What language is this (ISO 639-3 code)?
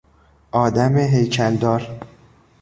fas